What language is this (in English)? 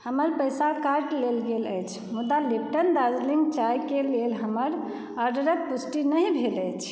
Maithili